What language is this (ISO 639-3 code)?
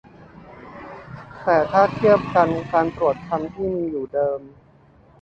tha